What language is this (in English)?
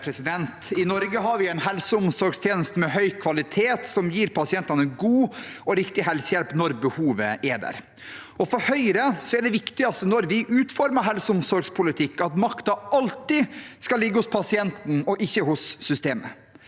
Norwegian